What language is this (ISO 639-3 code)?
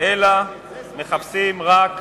heb